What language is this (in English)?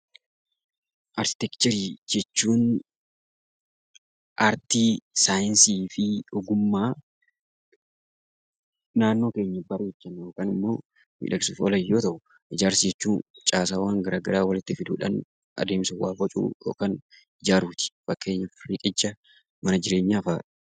Oromo